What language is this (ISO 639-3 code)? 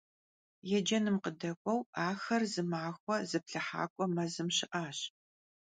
kbd